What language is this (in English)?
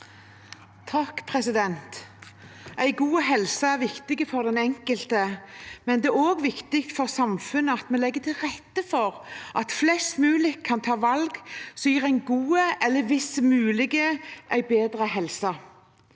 Norwegian